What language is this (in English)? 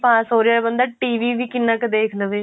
Punjabi